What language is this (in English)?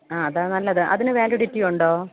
Malayalam